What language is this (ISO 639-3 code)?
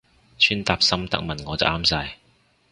yue